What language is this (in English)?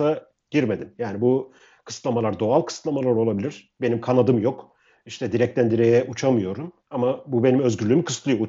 Turkish